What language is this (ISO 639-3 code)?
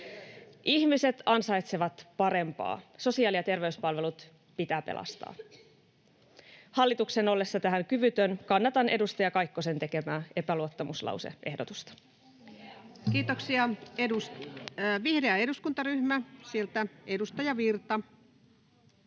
fin